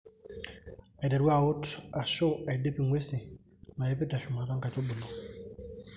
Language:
Masai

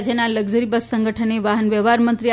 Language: Gujarati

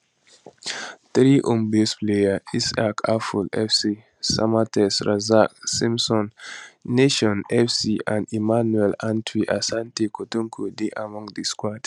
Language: Nigerian Pidgin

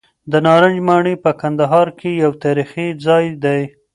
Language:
Pashto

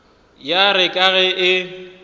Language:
Northern Sotho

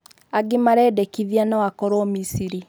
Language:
Kikuyu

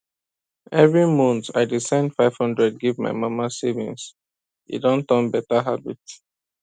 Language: Nigerian Pidgin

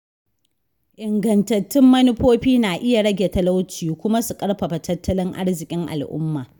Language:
Hausa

